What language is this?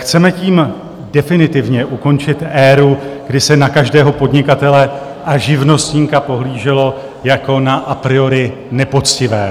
Czech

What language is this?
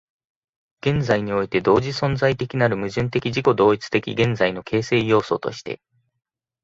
Japanese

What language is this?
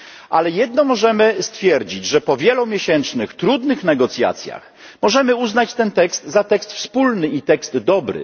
Polish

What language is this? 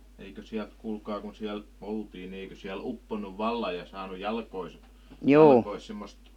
Finnish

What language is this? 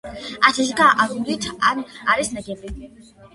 Georgian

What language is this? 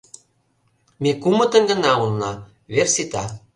Mari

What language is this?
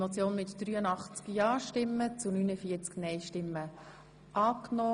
Swiss German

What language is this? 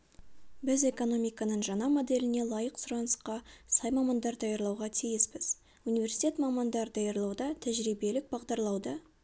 Kazakh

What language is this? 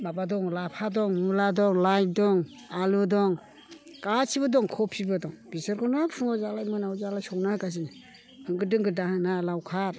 Bodo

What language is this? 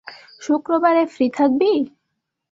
Bangla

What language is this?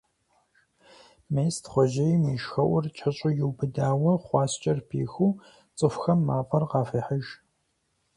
Kabardian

